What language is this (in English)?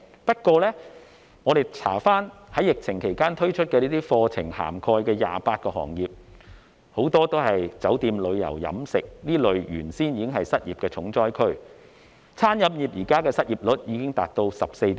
Cantonese